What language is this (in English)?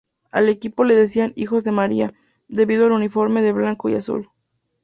Spanish